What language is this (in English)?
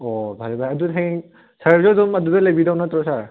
Manipuri